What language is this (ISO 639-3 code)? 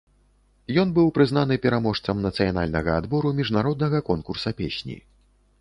bel